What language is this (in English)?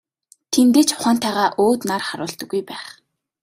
Mongolian